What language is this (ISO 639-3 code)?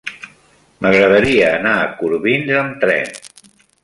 cat